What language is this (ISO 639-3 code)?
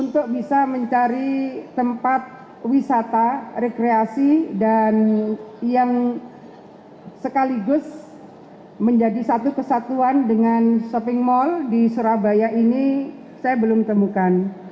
ind